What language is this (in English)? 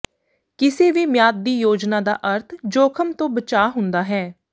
Punjabi